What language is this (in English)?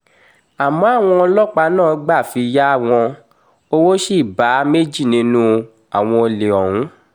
Yoruba